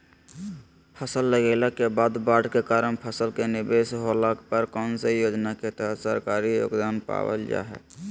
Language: Magahi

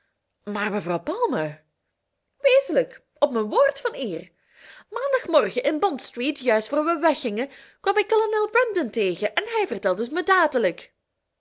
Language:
Dutch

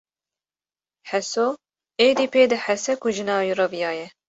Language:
Kurdish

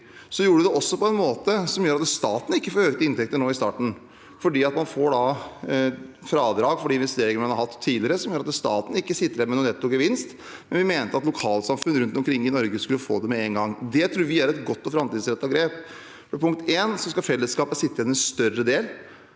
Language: Norwegian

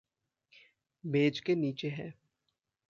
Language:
Hindi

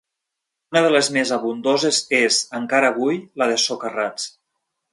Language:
Catalan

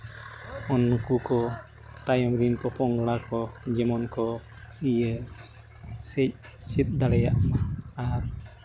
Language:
Santali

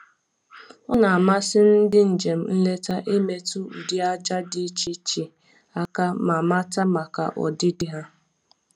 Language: Igbo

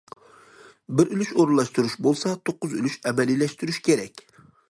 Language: Uyghur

